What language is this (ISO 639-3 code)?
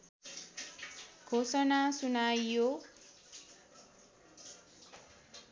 nep